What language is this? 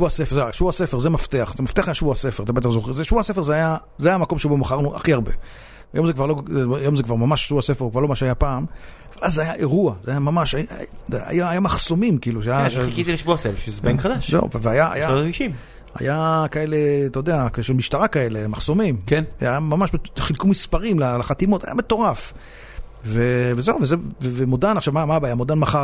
Hebrew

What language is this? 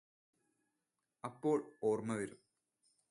Malayalam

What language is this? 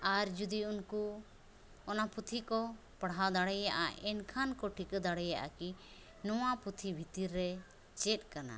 Santali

